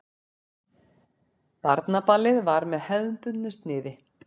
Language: Icelandic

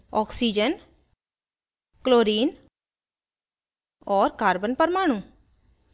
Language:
Hindi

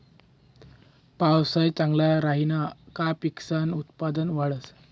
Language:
Marathi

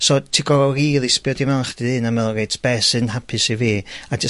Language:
Welsh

